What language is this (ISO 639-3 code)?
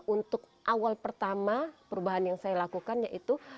ind